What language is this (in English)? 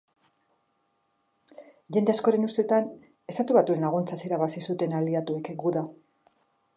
Basque